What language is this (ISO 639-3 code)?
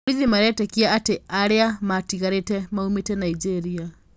kik